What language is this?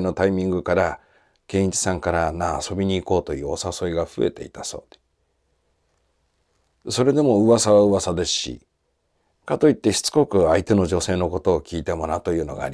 Japanese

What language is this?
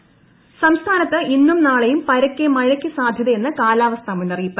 Malayalam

